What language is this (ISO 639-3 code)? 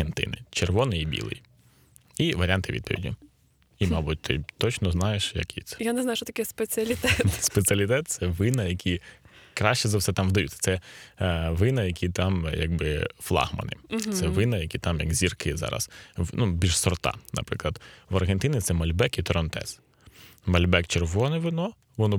ukr